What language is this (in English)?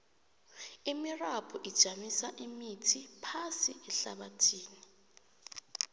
South Ndebele